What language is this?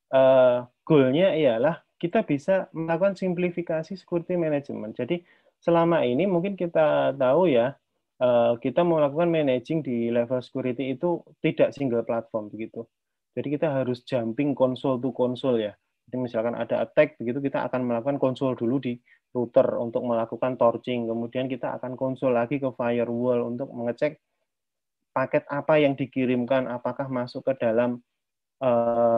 Indonesian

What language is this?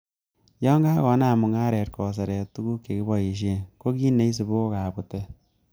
Kalenjin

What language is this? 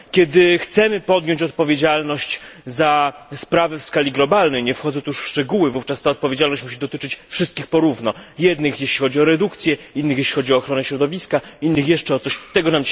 Polish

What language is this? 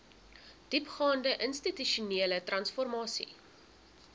Afrikaans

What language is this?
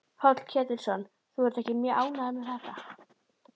Icelandic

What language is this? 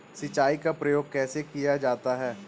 Hindi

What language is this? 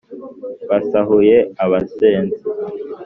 Kinyarwanda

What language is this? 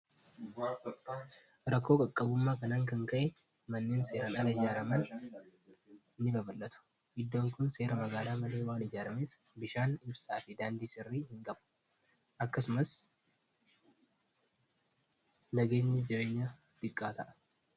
Oromo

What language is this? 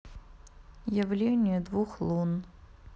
Russian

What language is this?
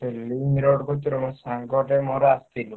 Odia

